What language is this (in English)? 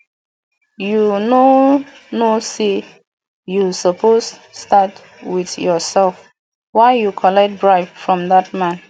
Nigerian Pidgin